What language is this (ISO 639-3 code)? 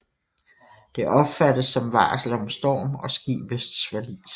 dan